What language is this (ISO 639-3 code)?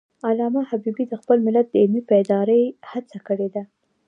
pus